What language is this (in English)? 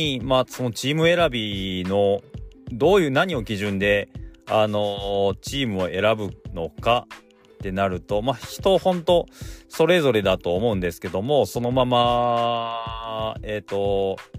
Japanese